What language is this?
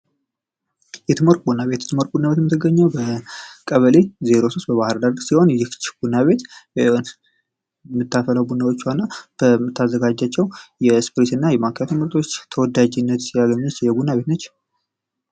Amharic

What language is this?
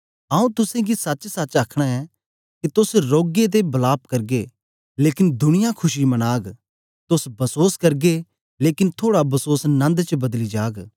Dogri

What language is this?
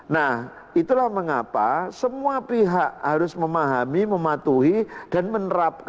Indonesian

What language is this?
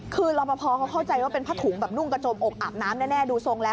Thai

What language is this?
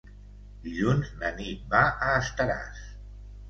Catalan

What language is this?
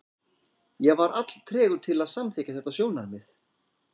Icelandic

